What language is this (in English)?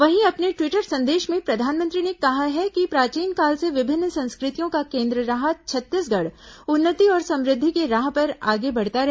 Hindi